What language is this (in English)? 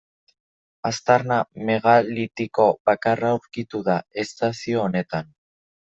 Basque